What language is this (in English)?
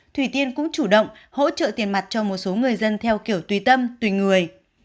Vietnamese